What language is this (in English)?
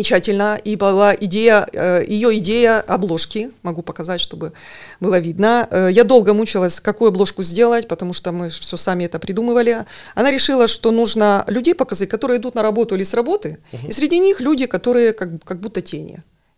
Russian